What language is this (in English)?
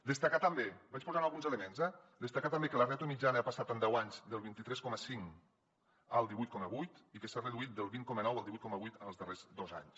Catalan